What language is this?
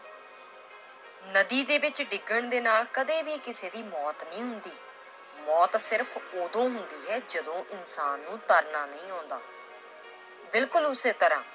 Punjabi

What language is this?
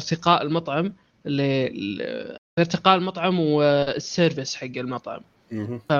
Arabic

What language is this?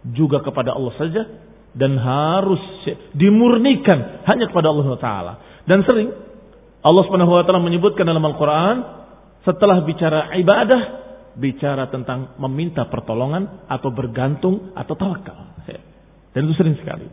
Indonesian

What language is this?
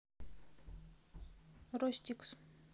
Russian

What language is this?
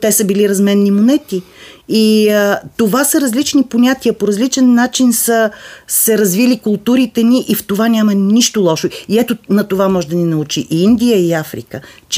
Bulgarian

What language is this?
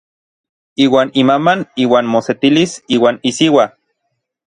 Orizaba Nahuatl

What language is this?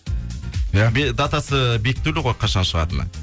Kazakh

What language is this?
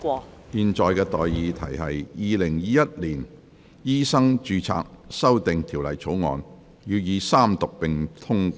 Cantonese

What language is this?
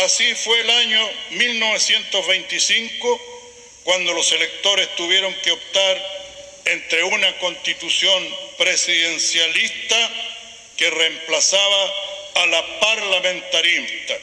Spanish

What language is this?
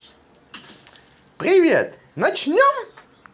Russian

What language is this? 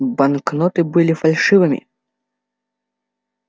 Russian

